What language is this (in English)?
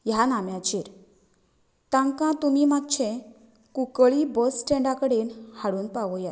Konkani